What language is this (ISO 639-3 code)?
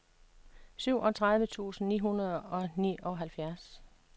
dan